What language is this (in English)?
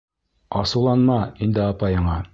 Bashkir